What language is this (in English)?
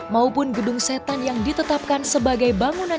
Indonesian